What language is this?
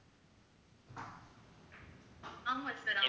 Tamil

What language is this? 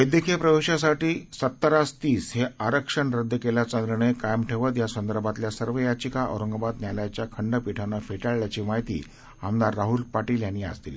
Marathi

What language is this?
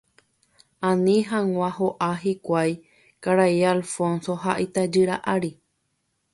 Guarani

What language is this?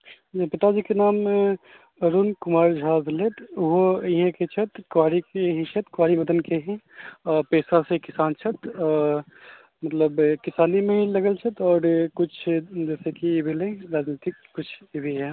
Maithili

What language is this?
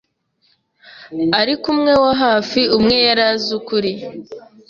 Kinyarwanda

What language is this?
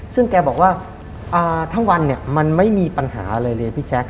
Thai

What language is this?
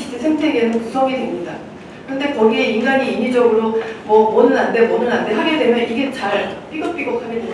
Korean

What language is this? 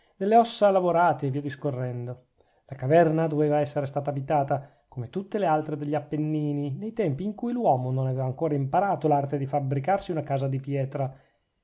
Italian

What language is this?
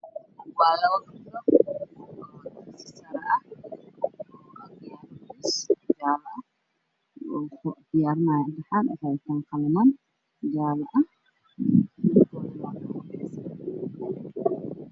Somali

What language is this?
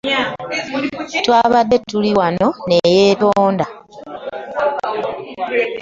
Ganda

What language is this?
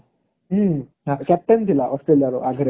Odia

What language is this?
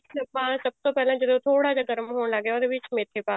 Punjabi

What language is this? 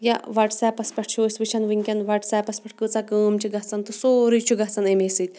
Kashmiri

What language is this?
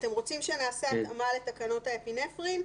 Hebrew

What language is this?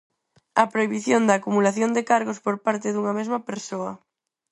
Galician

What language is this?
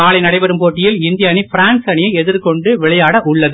Tamil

